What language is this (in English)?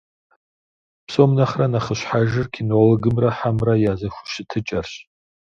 Kabardian